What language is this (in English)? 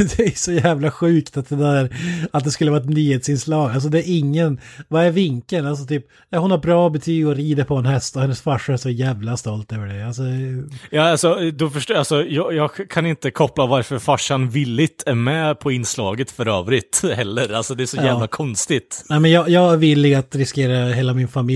Swedish